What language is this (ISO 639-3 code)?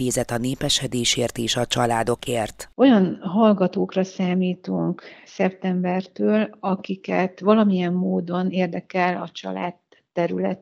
hun